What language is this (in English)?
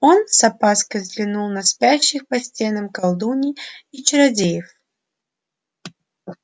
Russian